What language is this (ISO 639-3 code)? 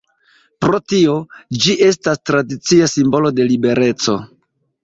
epo